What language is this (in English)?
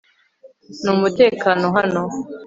Kinyarwanda